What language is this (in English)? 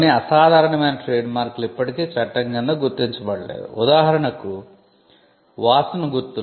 Telugu